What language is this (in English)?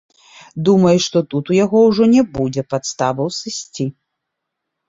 Belarusian